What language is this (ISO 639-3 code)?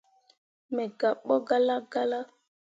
mua